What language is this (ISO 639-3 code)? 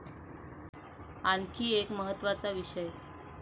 mar